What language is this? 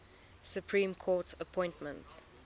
English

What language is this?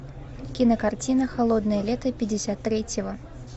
Russian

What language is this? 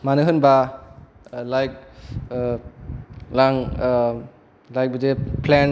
Bodo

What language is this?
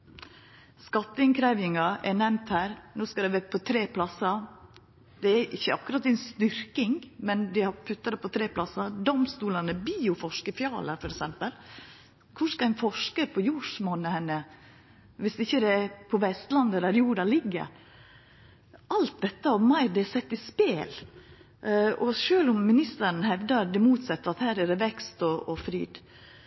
Norwegian Nynorsk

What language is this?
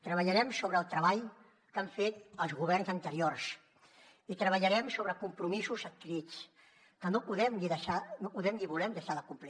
Catalan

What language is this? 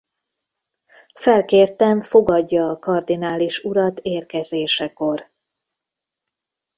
Hungarian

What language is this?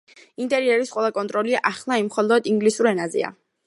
Georgian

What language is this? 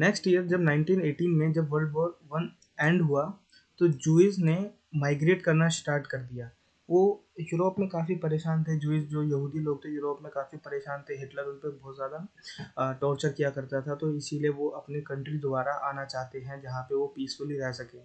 Hindi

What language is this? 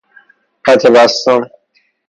Persian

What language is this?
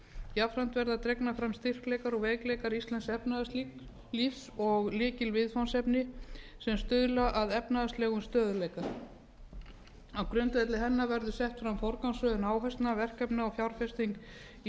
Icelandic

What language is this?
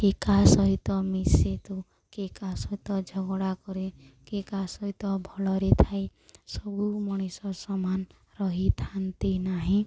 Odia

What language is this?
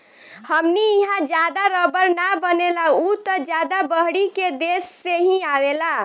Bhojpuri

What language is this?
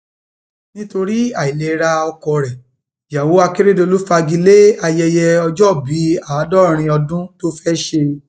Yoruba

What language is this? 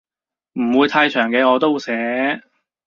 Cantonese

